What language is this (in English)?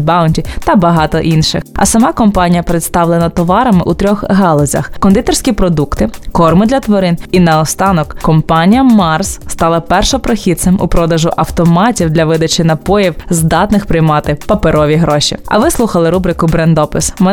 Ukrainian